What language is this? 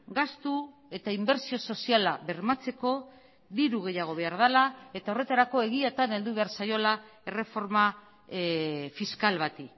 Basque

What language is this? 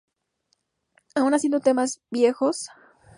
Spanish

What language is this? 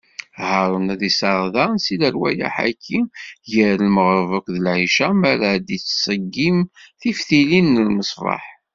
Kabyle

